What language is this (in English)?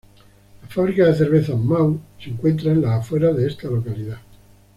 Spanish